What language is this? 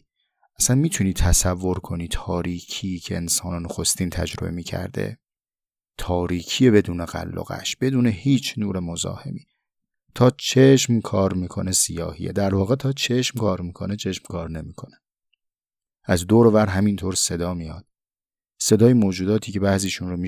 Persian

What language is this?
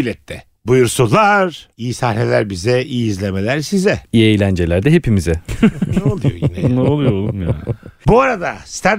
Turkish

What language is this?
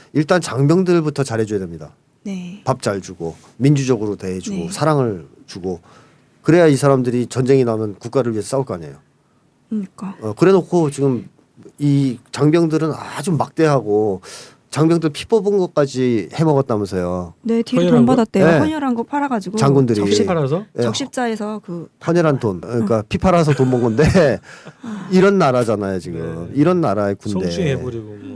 Korean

